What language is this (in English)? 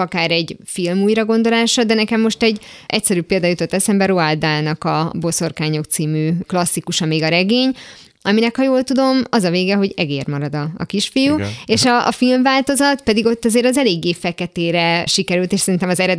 Hungarian